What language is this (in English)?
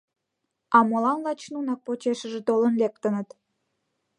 Mari